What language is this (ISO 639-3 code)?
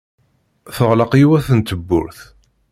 kab